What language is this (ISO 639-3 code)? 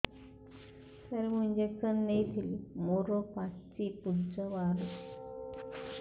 ori